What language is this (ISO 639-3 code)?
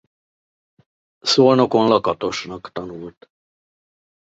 hun